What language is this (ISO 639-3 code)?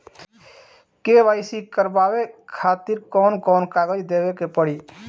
bho